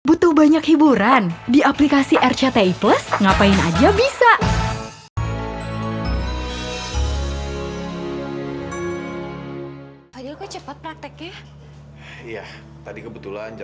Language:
Indonesian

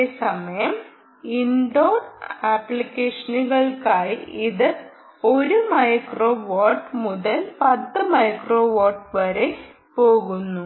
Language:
Malayalam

